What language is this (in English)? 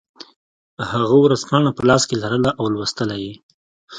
Pashto